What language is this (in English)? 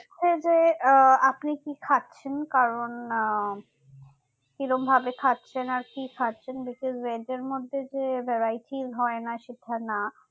Bangla